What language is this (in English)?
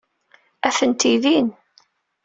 Kabyle